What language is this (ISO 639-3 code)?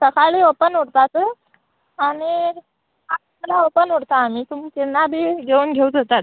kok